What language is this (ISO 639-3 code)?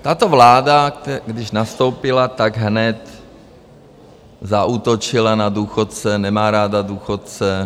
ces